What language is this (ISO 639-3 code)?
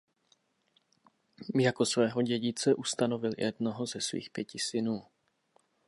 ces